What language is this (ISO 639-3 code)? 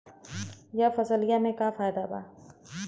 bho